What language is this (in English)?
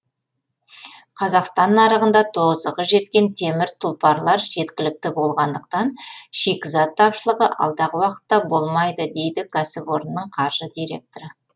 Kazakh